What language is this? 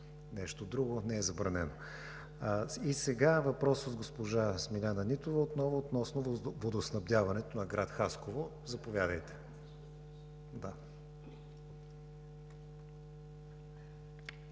Bulgarian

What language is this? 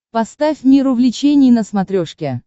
Russian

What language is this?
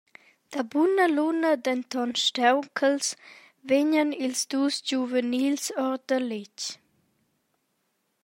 Romansh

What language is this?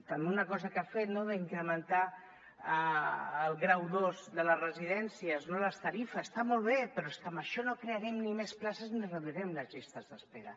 Catalan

